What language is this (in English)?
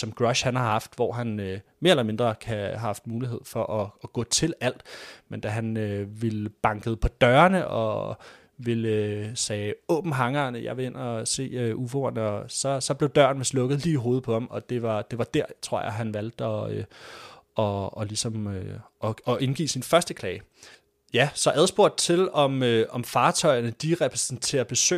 Danish